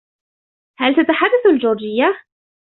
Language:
Arabic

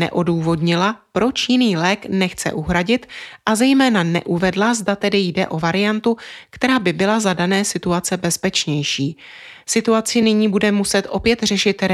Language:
Czech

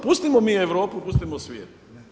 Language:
Croatian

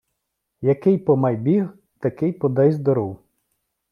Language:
Ukrainian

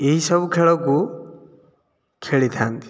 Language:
Odia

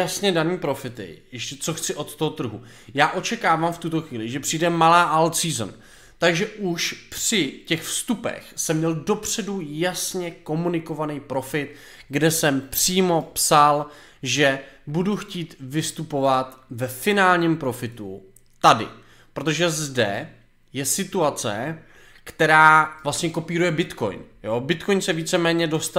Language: Czech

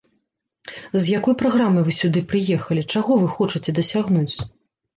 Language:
Belarusian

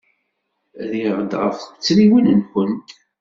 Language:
Kabyle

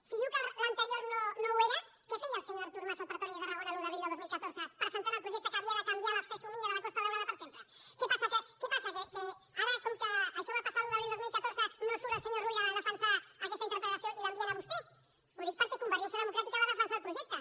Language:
Catalan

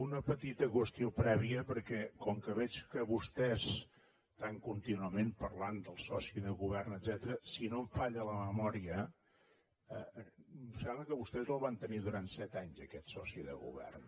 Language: Catalan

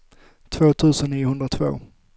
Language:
Swedish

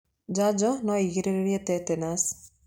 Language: Kikuyu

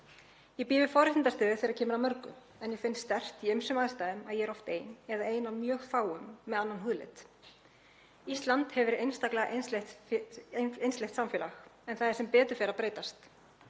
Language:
Icelandic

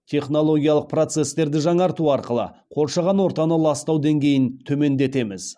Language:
Kazakh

